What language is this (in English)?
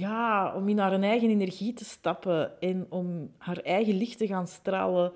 Dutch